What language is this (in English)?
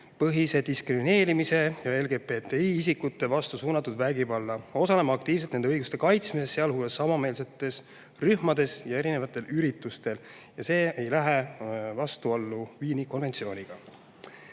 Estonian